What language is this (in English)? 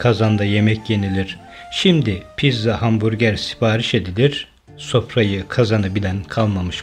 Turkish